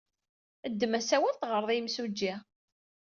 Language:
Kabyle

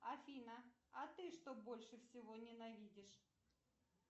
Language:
Russian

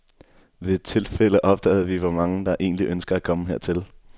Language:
Danish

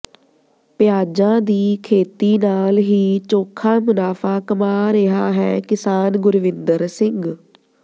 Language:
Punjabi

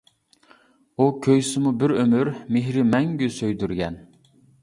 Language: Uyghur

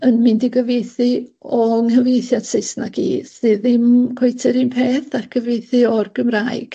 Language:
Welsh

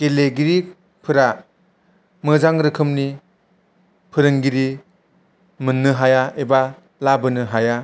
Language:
Bodo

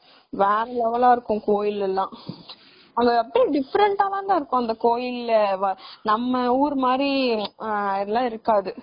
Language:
Tamil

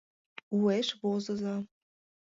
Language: Mari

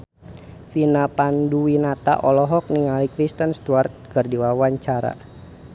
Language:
Sundanese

